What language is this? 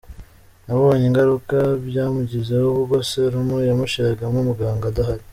Kinyarwanda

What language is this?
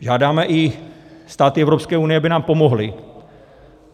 Czech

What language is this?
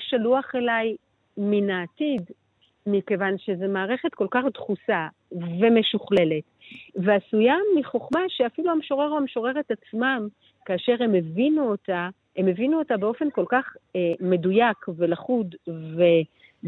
Hebrew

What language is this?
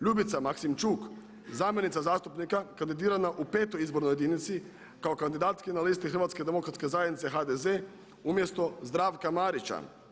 Croatian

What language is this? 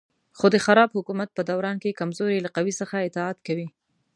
Pashto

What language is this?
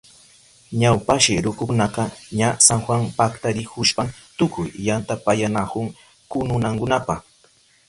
Southern Pastaza Quechua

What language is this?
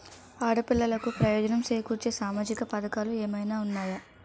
Telugu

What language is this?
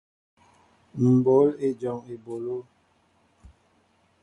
Mbo (Cameroon)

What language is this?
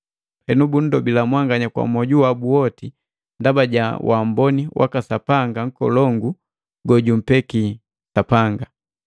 Matengo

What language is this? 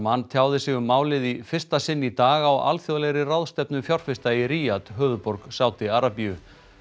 Icelandic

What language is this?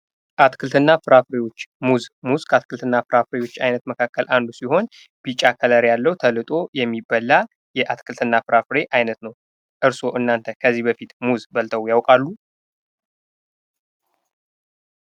Amharic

